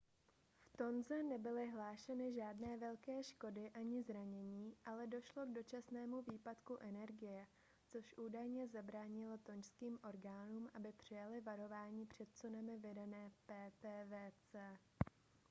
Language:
Czech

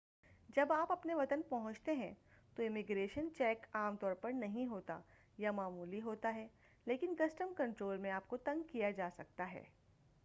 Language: Urdu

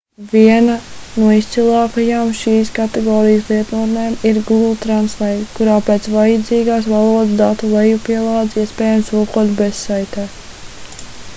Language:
Latvian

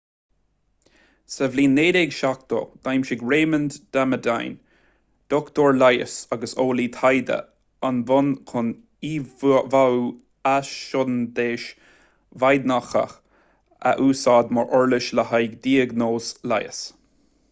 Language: Irish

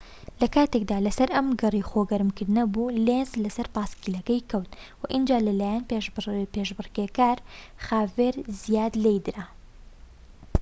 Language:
Central Kurdish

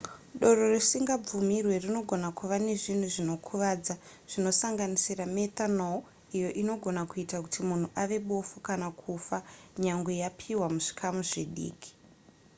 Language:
Shona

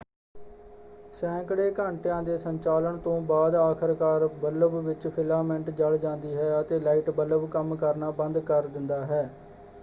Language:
Punjabi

